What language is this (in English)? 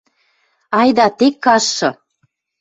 Western Mari